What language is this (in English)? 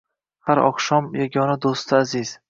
Uzbek